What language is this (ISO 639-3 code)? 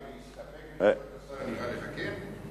heb